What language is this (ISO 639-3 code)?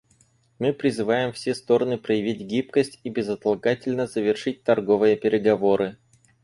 rus